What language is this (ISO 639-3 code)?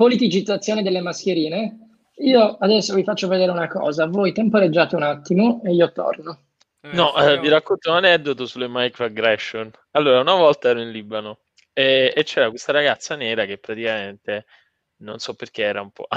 ita